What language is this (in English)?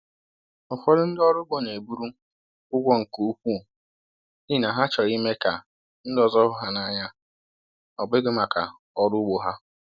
Igbo